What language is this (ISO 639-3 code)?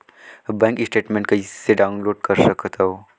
hne